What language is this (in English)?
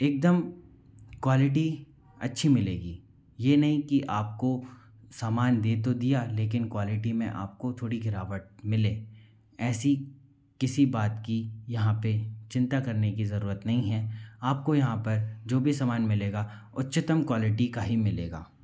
Hindi